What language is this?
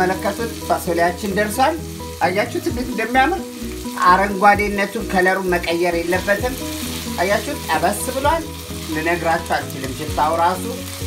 Indonesian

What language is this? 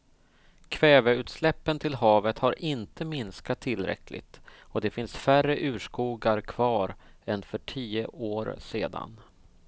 Swedish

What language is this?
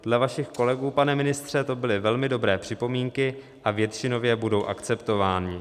Czech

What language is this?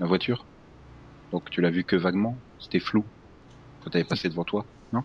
French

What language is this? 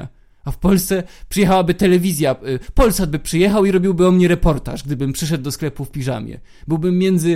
Polish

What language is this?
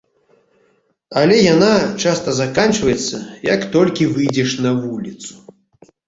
Belarusian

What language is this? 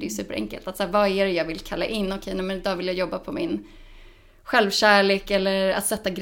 Swedish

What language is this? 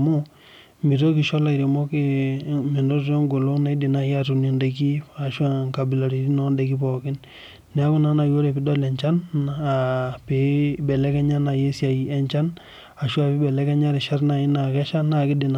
Masai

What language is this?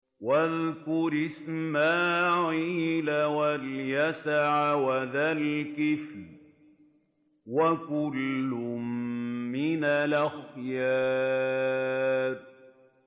Arabic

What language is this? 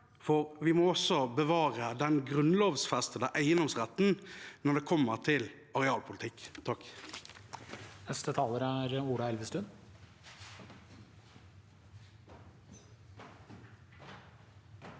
Norwegian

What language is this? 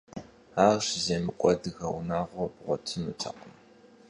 Kabardian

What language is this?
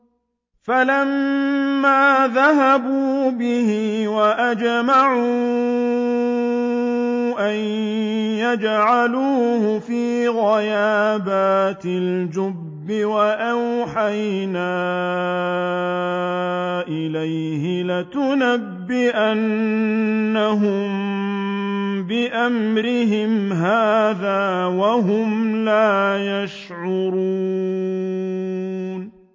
Arabic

